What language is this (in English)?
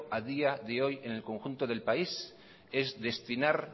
Spanish